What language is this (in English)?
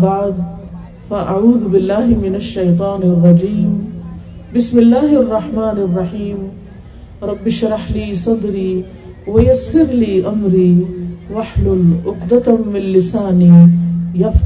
Urdu